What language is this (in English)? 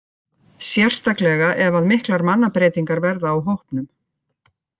Icelandic